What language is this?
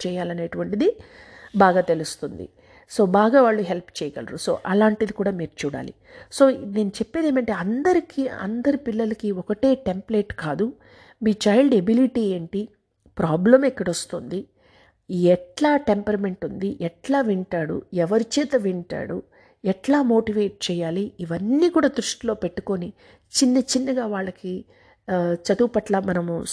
Telugu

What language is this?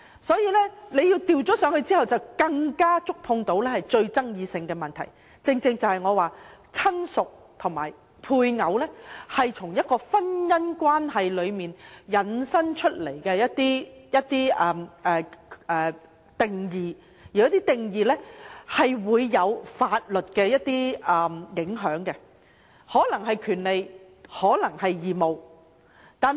Cantonese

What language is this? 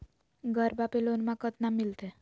Magahi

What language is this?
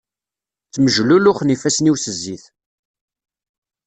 Kabyle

